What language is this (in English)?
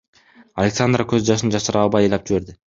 Kyrgyz